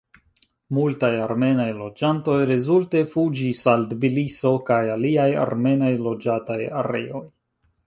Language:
Esperanto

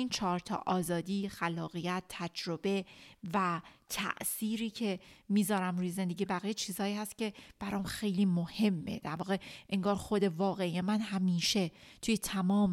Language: Persian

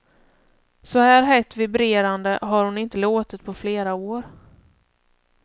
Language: Swedish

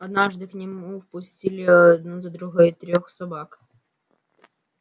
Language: Russian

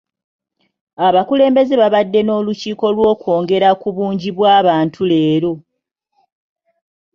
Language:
Ganda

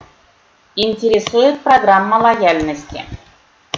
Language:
Russian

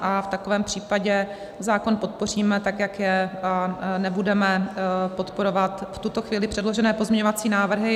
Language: Czech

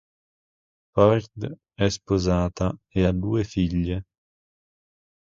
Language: Italian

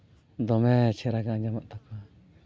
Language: Santali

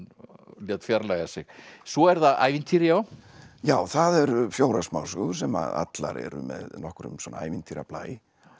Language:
Icelandic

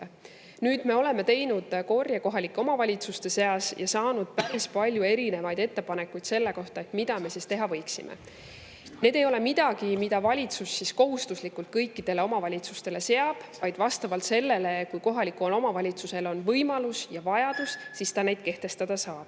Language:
Estonian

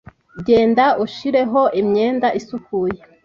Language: Kinyarwanda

